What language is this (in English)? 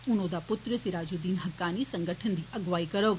Dogri